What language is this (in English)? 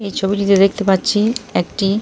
Bangla